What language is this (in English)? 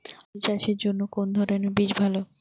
Bangla